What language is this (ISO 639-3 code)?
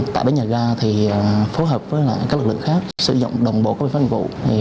vie